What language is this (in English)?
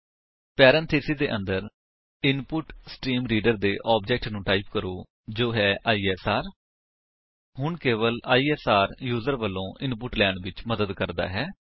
Punjabi